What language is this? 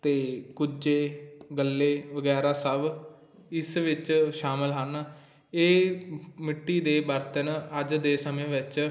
Punjabi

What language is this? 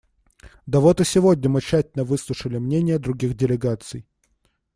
Russian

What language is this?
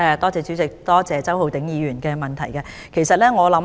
Cantonese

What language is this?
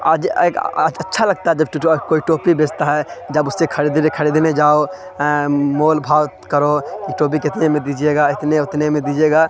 Urdu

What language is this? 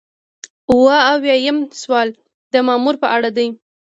Pashto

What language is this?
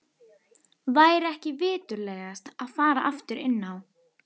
Icelandic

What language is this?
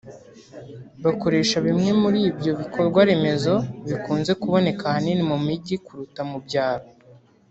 Kinyarwanda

